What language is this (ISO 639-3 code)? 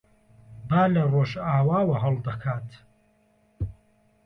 ckb